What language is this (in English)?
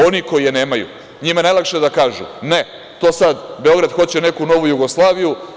Serbian